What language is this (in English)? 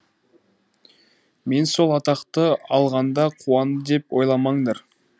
Kazakh